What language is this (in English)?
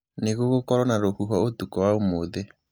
Kikuyu